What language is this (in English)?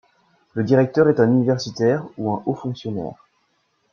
French